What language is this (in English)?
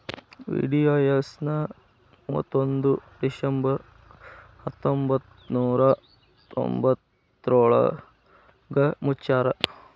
Kannada